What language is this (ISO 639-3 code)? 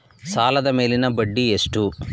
kan